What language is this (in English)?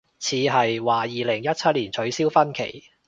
Cantonese